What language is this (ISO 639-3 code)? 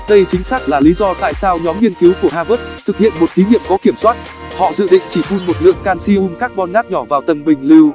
vie